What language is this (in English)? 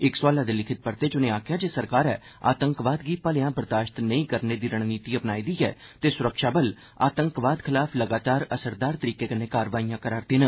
Dogri